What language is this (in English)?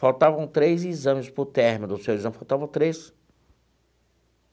Portuguese